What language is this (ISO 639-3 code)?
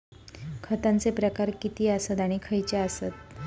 mar